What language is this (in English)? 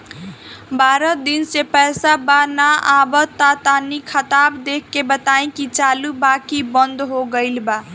Bhojpuri